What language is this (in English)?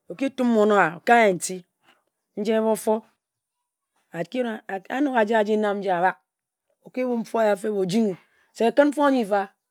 Ejagham